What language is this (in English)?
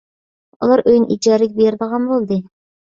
Uyghur